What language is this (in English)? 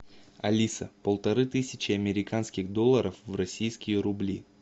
Russian